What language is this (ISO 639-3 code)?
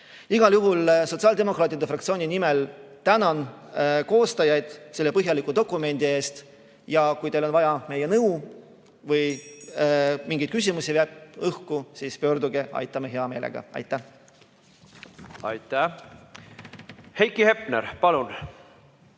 est